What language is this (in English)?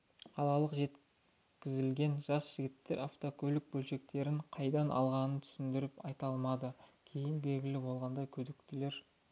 Kazakh